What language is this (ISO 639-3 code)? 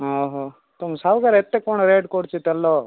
ori